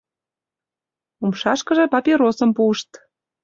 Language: Mari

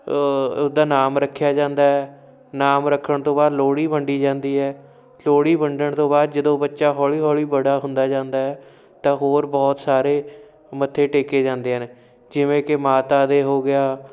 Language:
Punjabi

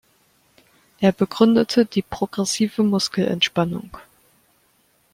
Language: German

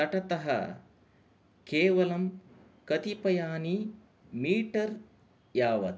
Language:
Sanskrit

